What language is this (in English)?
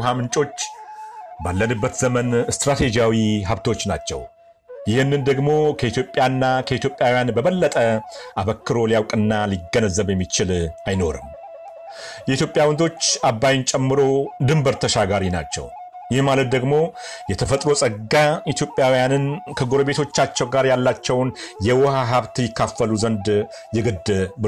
Amharic